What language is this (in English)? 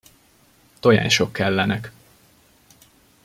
Hungarian